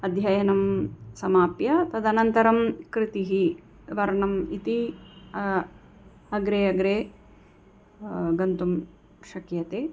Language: Sanskrit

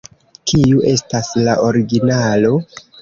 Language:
Esperanto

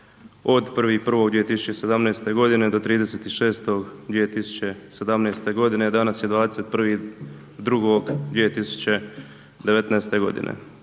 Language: Croatian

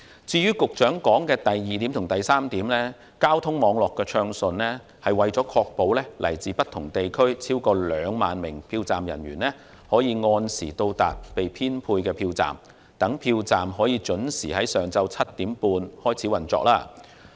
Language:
Cantonese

